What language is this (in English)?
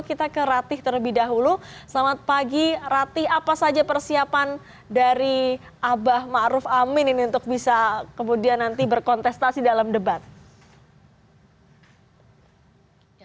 Indonesian